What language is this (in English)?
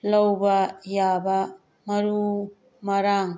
Manipuri